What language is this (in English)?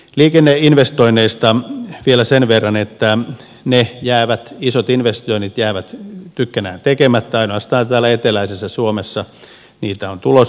Finnish